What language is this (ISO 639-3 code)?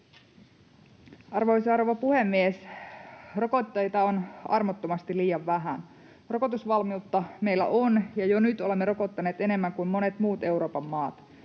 fin